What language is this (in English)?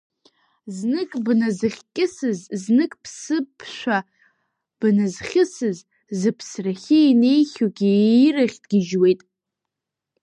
Abkhazian